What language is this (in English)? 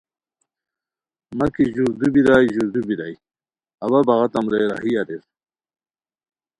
Khowar